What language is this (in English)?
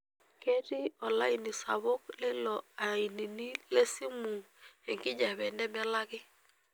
Masai